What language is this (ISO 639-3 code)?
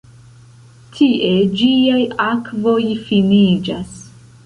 epo